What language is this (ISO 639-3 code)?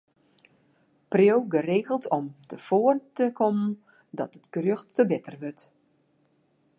fry